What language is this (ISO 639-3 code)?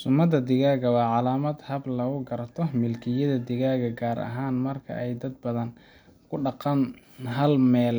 som